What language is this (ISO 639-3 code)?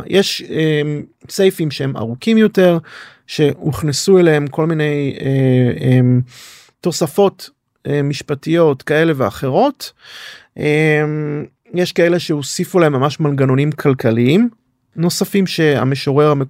heb